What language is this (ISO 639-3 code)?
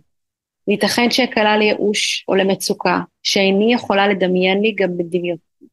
heb